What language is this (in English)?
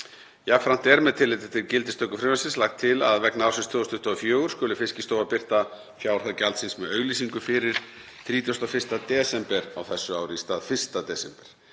Icelandic